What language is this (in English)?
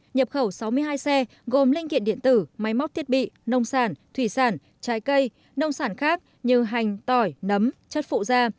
Vietnamese